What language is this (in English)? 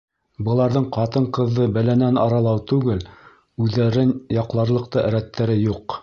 Bashkir